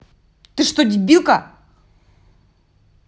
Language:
Russian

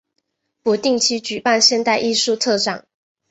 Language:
Chinese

